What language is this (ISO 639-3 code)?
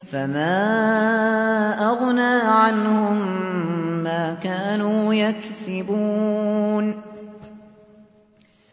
ara